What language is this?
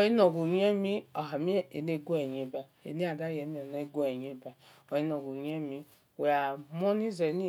Esan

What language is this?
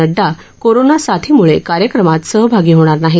Marathi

